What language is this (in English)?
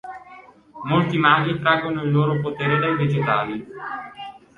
Italian